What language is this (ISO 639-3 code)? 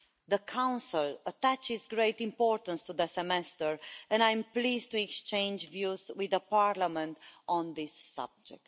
eng